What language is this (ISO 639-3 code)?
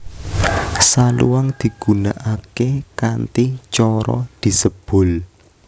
jav